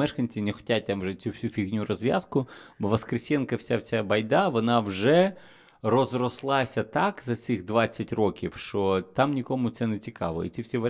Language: Ukrainian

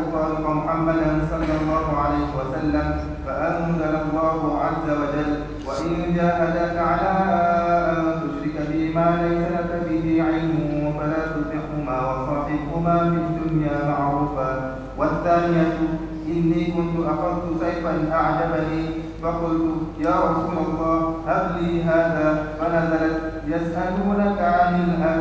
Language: Malay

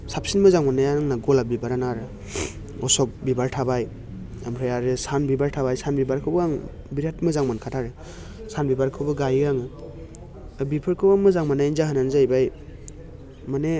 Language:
Bodo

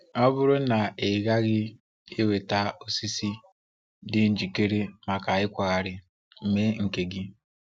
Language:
Igbo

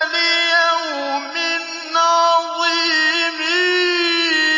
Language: Arabic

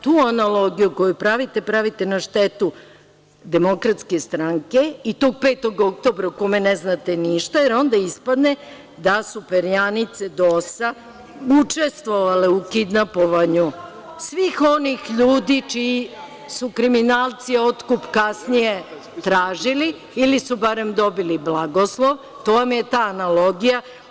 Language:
Serbian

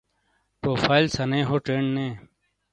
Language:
Shina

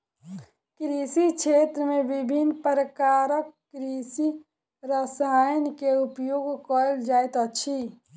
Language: Maithili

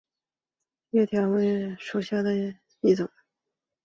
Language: Chinese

